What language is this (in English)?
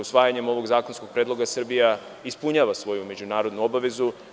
Serbian